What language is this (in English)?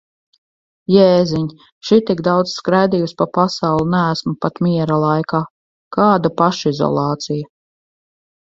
Latvian